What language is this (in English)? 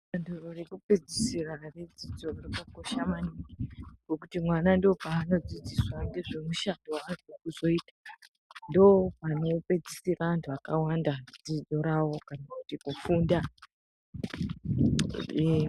Ndau